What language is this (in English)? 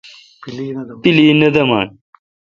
Kalkoti